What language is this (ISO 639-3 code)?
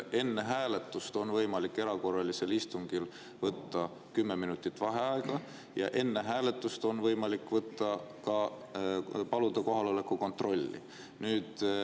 est